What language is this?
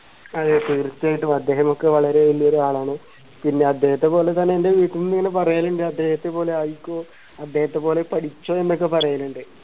Malayalam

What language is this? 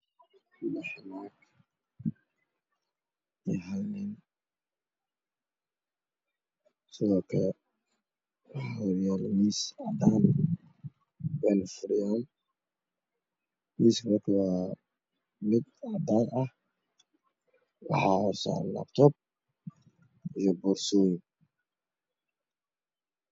Somali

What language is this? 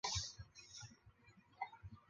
Chinese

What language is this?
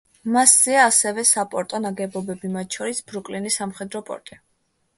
Georgian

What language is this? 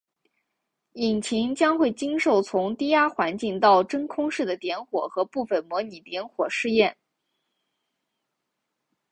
Chinese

